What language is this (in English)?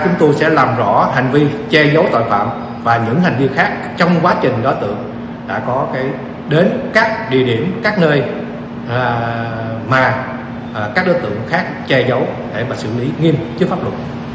Vietnamese